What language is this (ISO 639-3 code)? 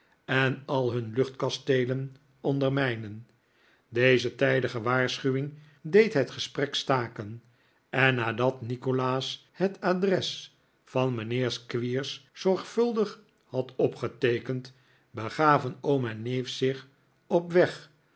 nld